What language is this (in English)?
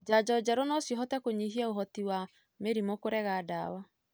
Kikuyu